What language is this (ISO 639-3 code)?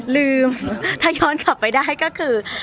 tha